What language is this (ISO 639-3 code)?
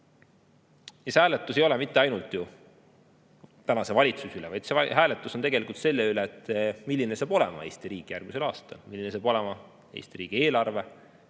est